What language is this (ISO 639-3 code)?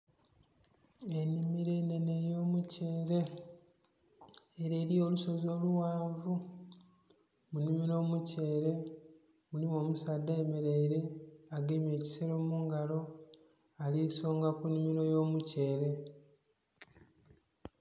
xog